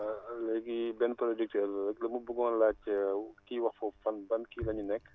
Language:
Wolof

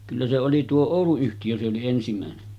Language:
Finnish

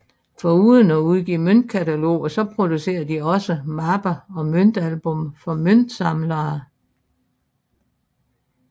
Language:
Danish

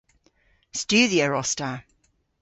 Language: Cornish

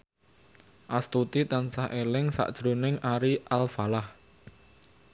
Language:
Javanese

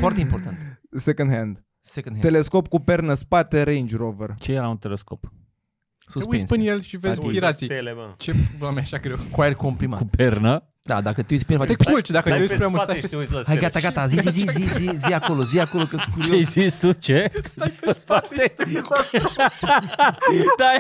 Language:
Romanian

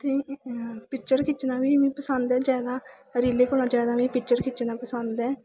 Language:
Dogri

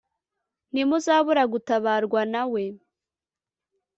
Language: Kinyarwanda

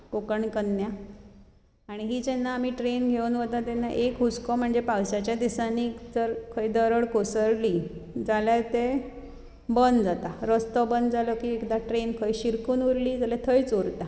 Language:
Konkani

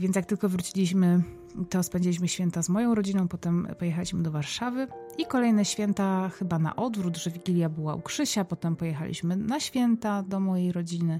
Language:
Polish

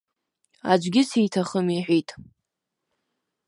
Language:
Abkhazian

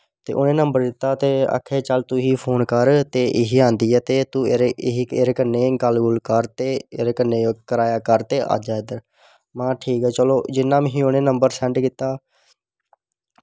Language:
Dogri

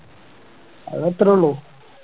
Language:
Malayalam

